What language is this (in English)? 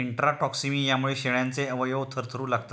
Marathi